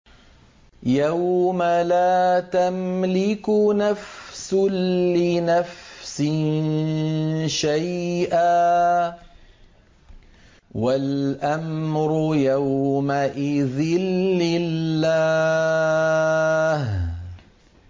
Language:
Arabic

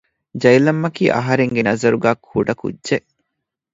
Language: Divehi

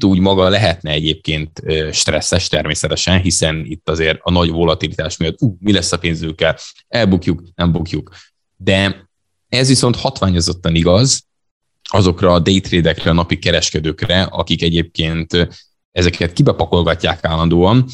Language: Hungarian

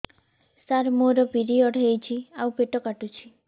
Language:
Odia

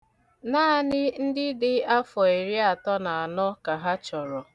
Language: Igbo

